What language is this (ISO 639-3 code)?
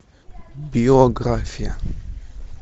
rus